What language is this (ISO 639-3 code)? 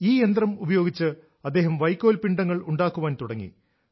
mal